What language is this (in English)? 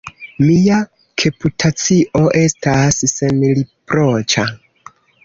Esperanto